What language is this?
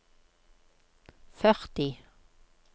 Norwegian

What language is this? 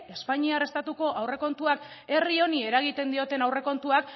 Basque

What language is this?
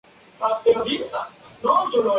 Spanish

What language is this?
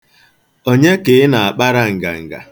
Igbo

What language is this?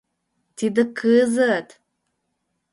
Mari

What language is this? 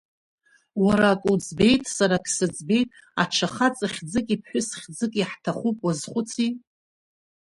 Abkhazian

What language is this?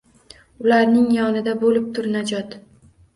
Uzbek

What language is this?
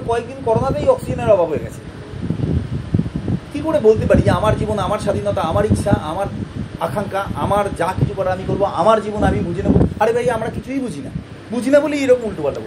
Bangla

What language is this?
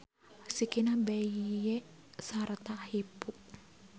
Sundanese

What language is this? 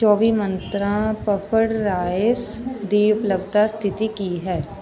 Punjabi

